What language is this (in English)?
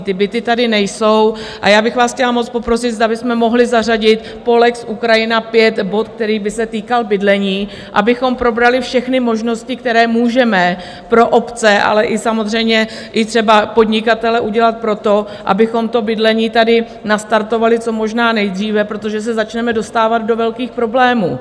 Czech